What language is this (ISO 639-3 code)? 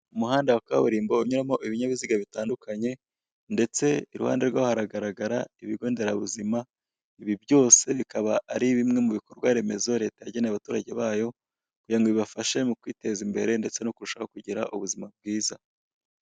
kin